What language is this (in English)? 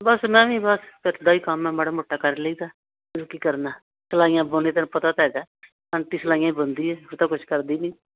Punjabi